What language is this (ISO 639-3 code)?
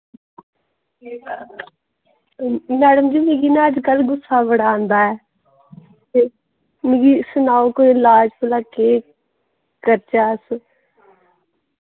doi